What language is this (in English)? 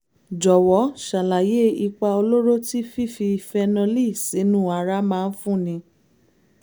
Yoruba